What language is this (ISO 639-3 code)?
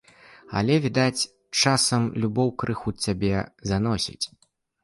bel